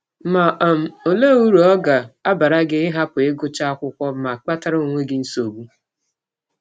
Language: Igbo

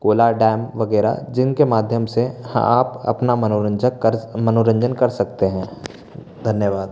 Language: Hindi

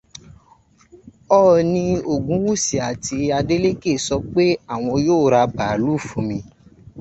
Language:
Yoruba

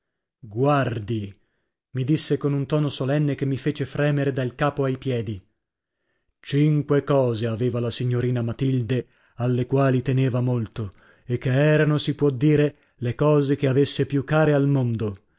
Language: Italian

